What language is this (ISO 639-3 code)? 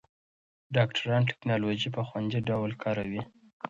pus